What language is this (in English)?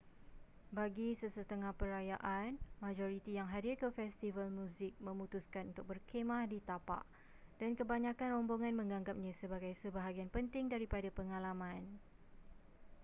Malay